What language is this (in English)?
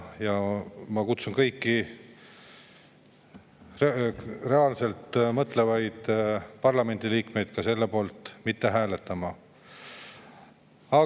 Estonian